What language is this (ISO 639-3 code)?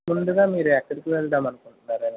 tel